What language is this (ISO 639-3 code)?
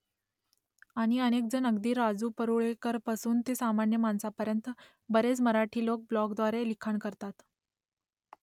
mar